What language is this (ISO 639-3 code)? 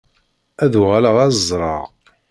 kab